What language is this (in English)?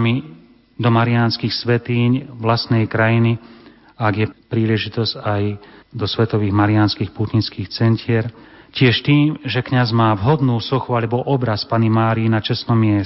Slovak